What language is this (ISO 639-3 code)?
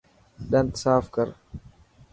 mki